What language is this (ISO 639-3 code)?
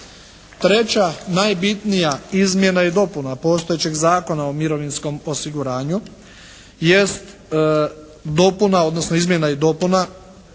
hrv